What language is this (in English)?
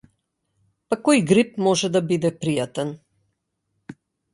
Macedonian